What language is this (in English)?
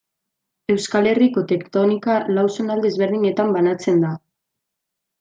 Basque